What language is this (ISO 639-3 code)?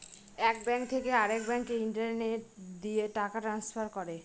ben